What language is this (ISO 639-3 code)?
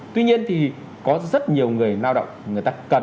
vie